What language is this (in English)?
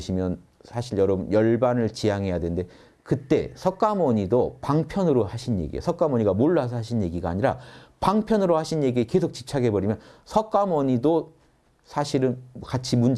Korean